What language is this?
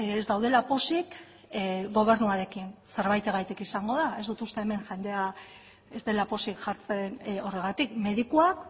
Basque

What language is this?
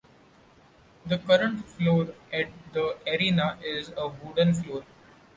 English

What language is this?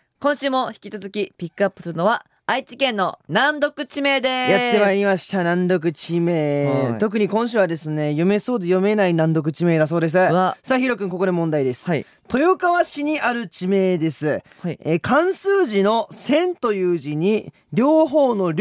Japanese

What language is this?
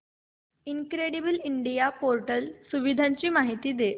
Marathi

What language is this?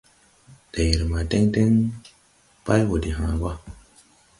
Tupuri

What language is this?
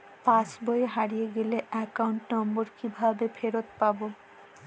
Bangla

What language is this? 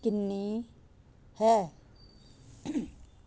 Punjabi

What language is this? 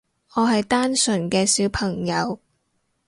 Cantonese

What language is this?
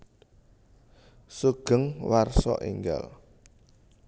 Javanese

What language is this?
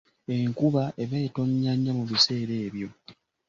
Ganda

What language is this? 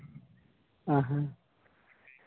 Santali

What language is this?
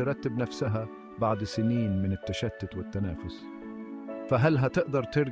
Arabic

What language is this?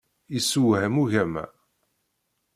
Kabyle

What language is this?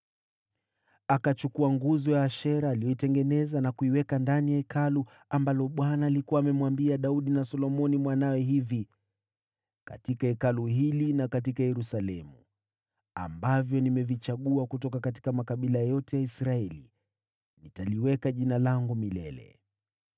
Swahili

